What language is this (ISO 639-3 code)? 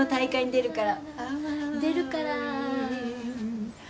jpn